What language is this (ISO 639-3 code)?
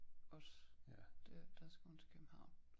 dan